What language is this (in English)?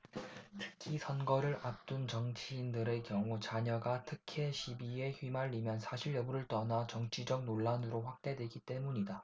Korean